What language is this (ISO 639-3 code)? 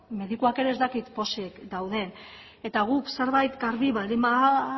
eus